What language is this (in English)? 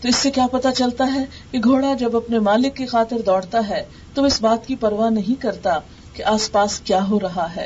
Urdu